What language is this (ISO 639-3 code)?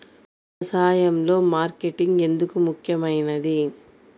tel